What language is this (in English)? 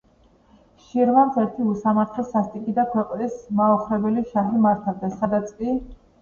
Georgian